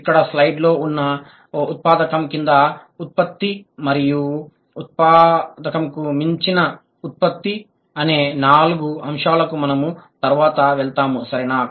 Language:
Telugu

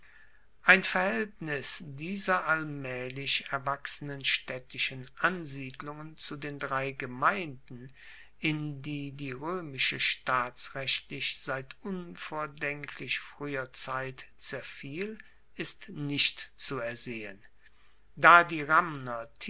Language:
German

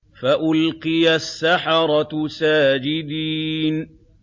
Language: Arabic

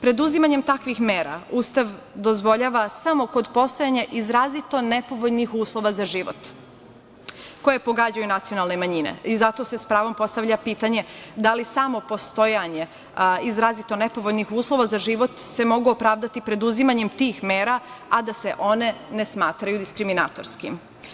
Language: Serbian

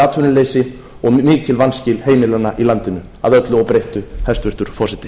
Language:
Icelandic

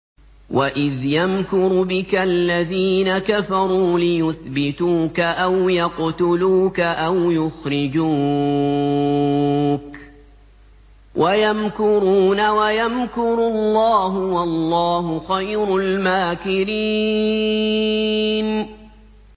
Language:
Arabic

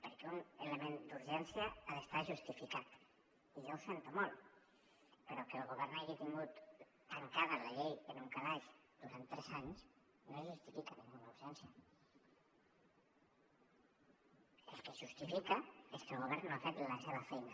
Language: Catalan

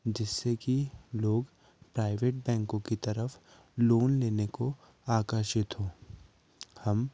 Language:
Hindi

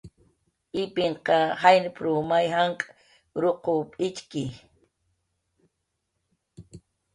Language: Jaqaru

